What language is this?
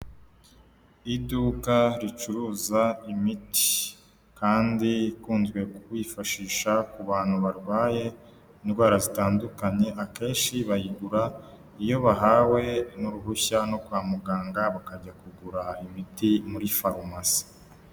Kinyarwanda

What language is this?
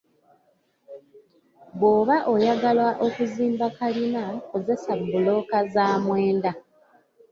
Ganda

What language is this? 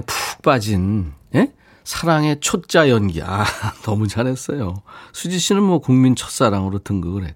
Korean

